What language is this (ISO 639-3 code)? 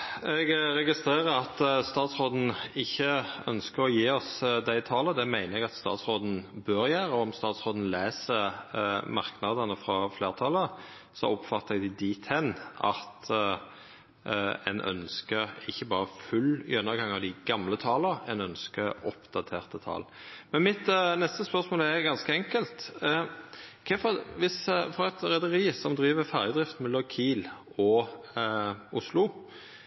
nno